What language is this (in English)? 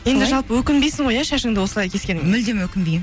Kazakh